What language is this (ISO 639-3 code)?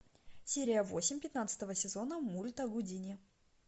rus